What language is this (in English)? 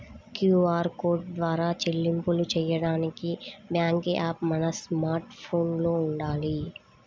Telugu